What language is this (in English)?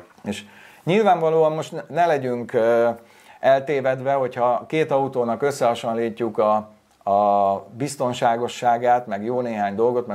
Hungarian